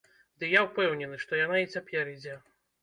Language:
Belarusian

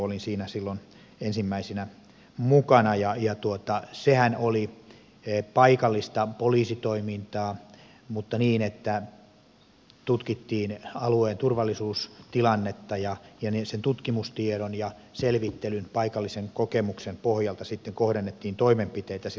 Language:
Finnish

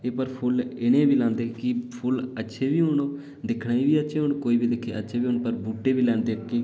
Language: Dogri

